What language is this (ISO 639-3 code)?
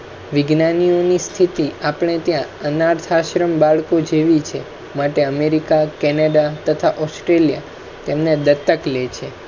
guj